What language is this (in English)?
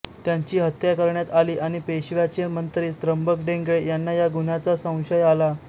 Marathi